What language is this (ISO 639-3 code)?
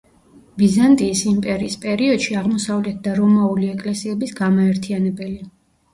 kat